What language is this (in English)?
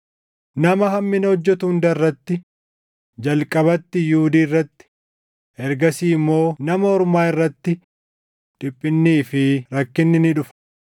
Oromo